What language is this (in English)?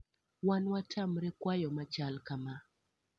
Luo (Kenya and Tanzania)